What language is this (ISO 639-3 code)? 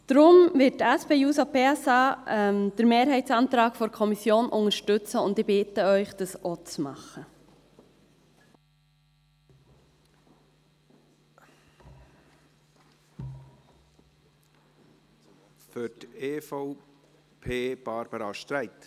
gsw